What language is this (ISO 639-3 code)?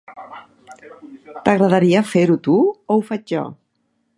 cat